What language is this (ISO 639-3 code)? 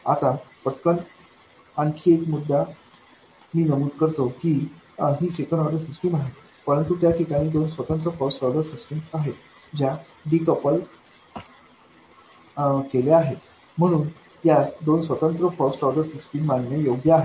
mar